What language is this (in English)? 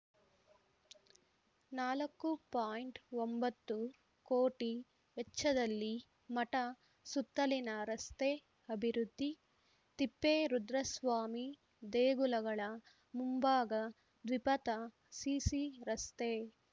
Kannada